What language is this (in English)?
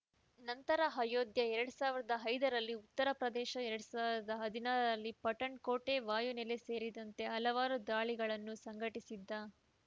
Kannada